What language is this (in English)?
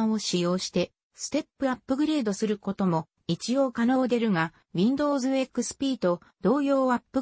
Japanese